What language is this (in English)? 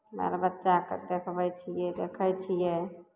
Maithili